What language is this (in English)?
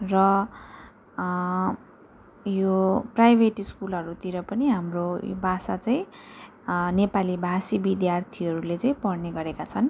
Nepali